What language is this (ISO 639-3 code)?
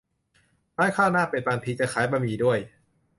tha